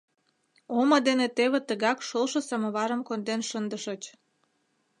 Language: Mari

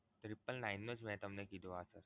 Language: Gujarati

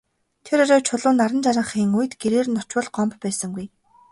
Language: Mongolian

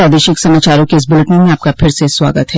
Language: Hindi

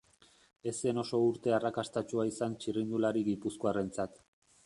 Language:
Basque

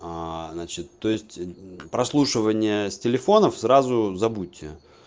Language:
Russian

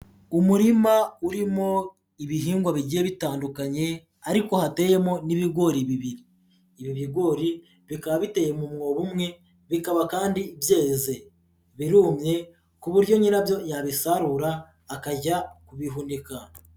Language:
Kinyarwanda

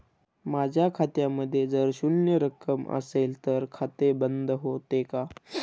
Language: Marathi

